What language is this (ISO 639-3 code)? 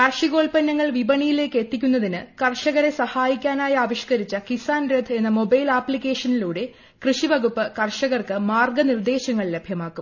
mal